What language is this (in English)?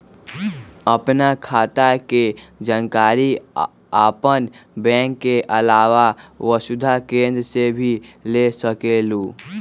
Magahi